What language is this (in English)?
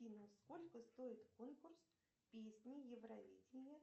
Russian